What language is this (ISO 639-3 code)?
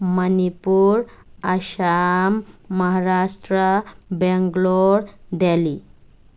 mni